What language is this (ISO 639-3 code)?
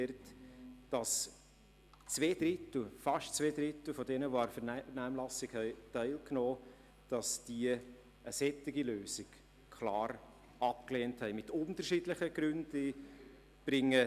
gsw